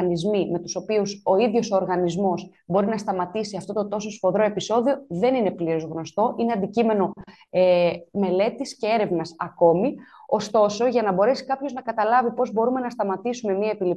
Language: Greek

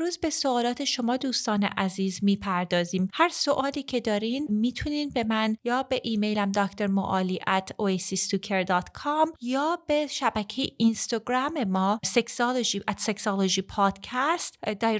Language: Persian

